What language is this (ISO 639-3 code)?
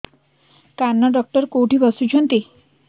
ori